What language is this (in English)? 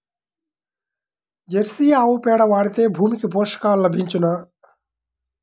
Telugu